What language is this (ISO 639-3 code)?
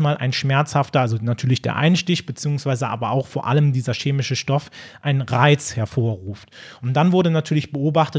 deu